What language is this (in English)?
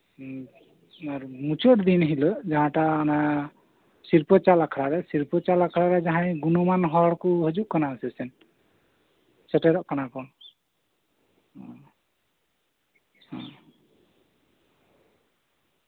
Santali